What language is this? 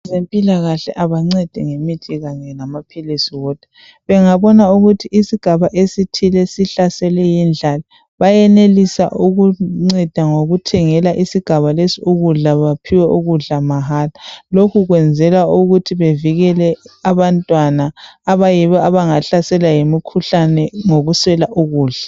North Ndebele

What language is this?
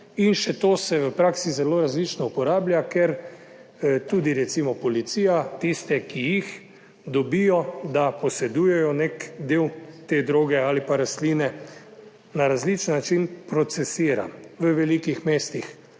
Slovenian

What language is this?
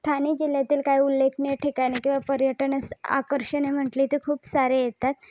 Marathi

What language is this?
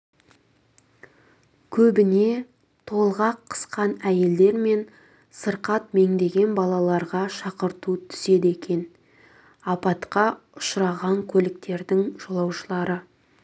Kazakh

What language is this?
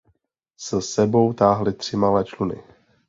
Czech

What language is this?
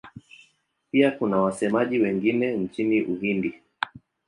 Swahili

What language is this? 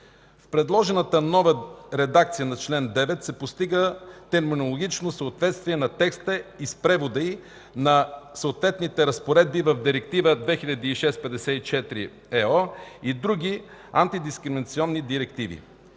Bulgarian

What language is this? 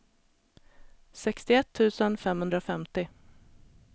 Swedish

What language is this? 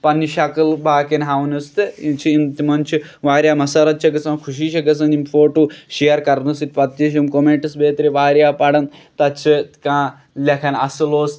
Kashmiri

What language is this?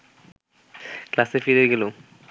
Bangla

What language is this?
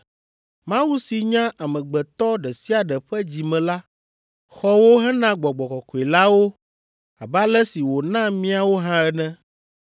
Ewe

